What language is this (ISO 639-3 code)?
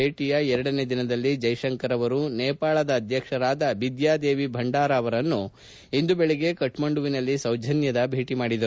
kan